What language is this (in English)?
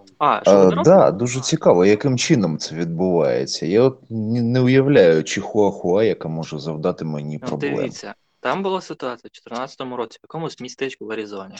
Ukrainian